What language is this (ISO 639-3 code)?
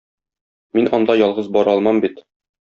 tat